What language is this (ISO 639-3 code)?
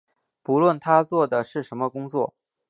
zho